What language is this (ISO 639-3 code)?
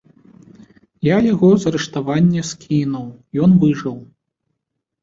bel